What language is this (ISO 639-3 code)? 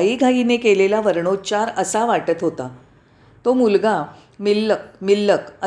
mar